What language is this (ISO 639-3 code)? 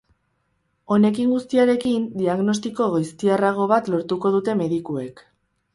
eus